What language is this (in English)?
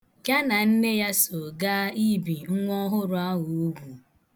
Igbo